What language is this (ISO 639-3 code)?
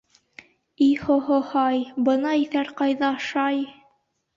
bak